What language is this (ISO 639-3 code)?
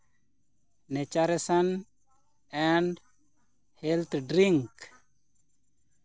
sat